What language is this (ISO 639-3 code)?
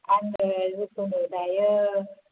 brx